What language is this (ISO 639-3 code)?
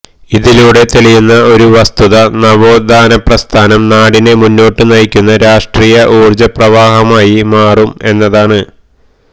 mal